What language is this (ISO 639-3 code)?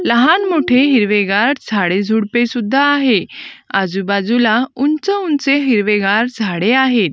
mar